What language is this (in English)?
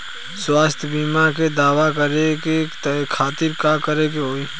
Bhojpuri